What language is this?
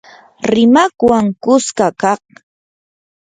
Yanahuanca Pasco Quechua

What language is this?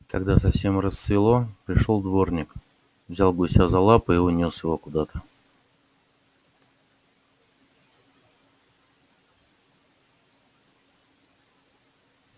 Russian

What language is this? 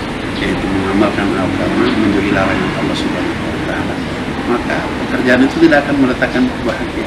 Indonesian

